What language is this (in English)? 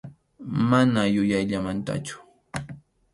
Arequipa-La Unión Quechua